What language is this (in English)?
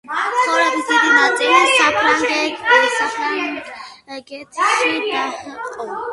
Georgian